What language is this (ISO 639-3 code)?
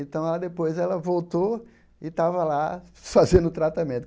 por